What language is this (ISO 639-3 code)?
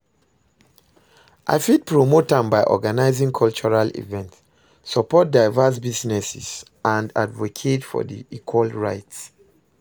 pcm